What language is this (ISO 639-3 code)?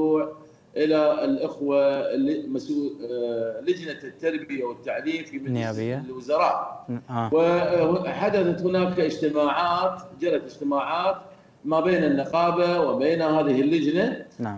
ara